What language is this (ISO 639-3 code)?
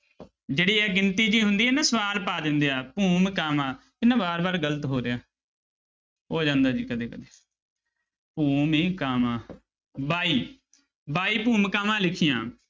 pan